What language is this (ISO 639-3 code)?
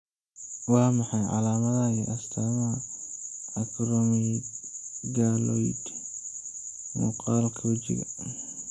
som